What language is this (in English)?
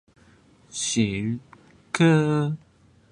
Chinese